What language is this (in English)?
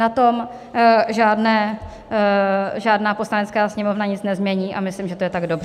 Czech